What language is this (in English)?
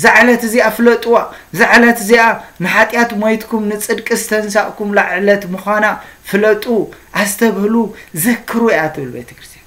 Arabic